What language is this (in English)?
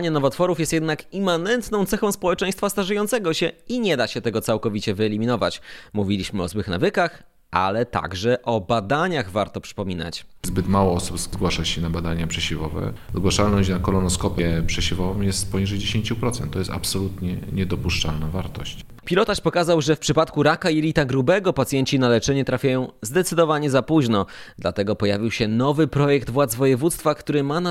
Polish